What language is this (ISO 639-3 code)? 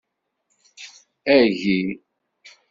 kab